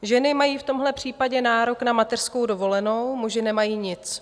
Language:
Czech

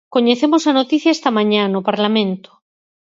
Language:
Galician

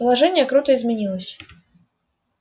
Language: Russian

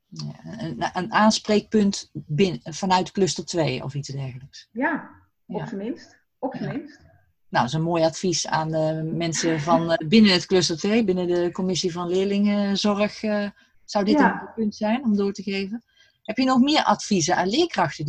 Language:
Dutch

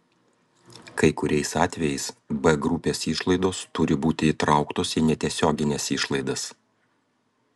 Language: Lithuanian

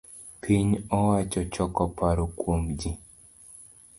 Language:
Luo (Kenya and Tanzania)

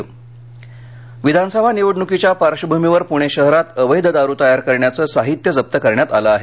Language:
Marathi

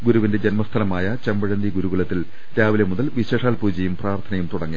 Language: Malayalam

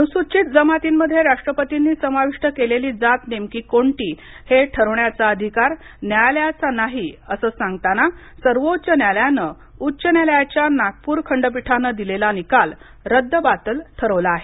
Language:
Marathi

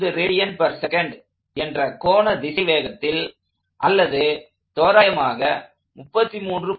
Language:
Tamil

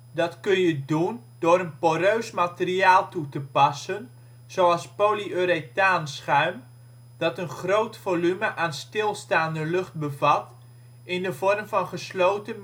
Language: Dutch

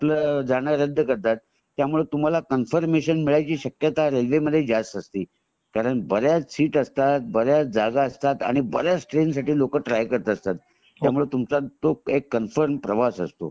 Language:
Marathi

